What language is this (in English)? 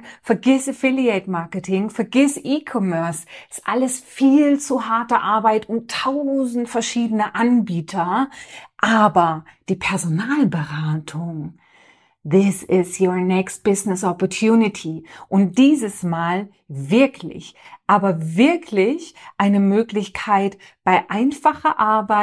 German